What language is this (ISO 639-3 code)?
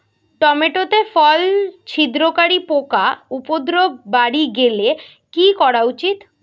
ben